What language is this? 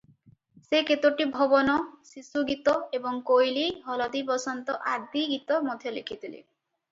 Odia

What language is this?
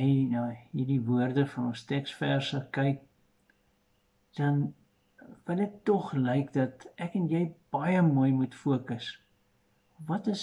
Dutch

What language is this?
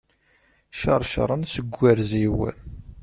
Kabyle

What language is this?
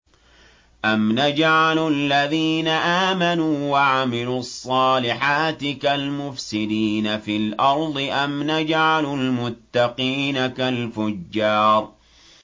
Arabic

